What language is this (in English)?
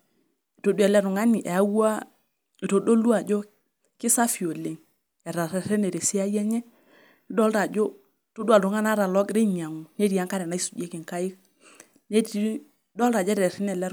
Masai